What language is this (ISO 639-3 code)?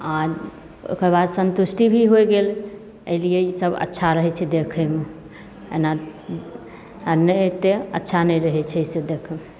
mai